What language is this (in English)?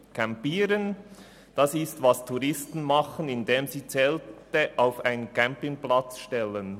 Swiss German